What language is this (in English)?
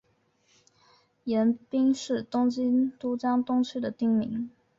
Chinese